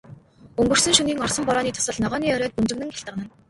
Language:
Mongolian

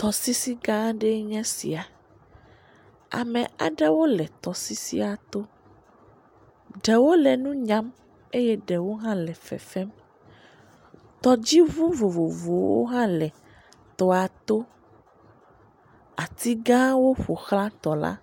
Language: Ewe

